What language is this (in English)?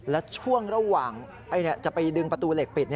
Thai